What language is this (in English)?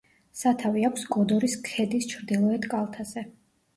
Georgian